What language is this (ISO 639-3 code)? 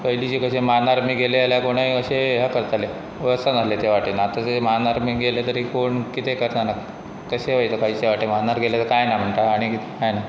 kok